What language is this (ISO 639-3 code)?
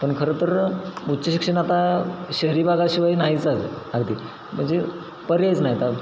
mar